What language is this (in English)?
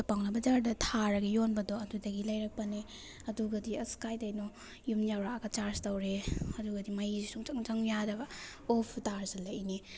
Manipuri